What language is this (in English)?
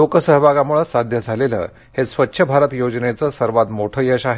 Marathi